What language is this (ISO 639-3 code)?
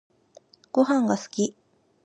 jpn